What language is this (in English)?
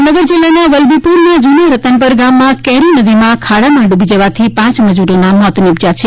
Gujarati